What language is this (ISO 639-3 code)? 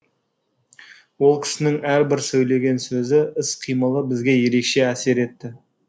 kaz